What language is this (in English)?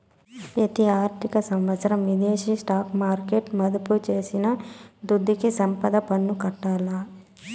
Telugu